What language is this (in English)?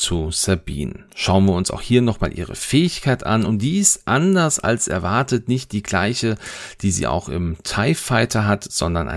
German